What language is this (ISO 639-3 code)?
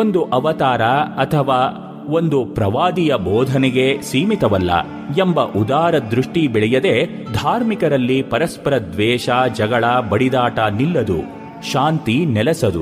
kan